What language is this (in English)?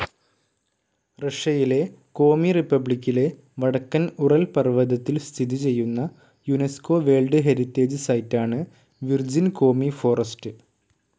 Malayalam